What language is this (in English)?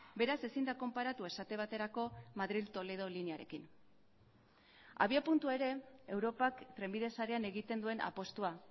Basque